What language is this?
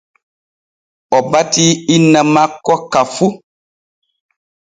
Borgu Fulfulde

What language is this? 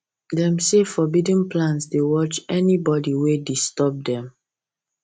Nigerian Pidgin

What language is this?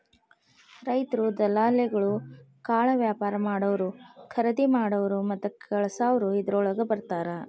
Kannada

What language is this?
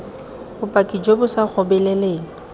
Tswana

